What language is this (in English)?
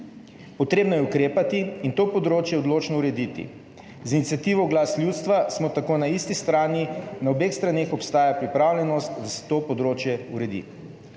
Slovenian